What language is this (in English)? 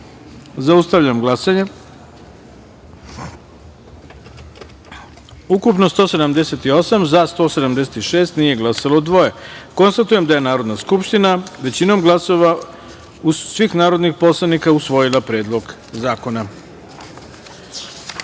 Serbian